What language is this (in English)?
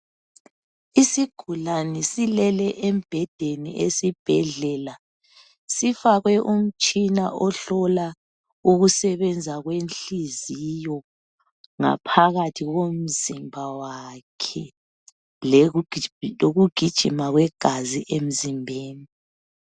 North Ndebele